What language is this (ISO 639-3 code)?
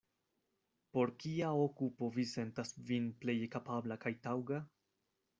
epo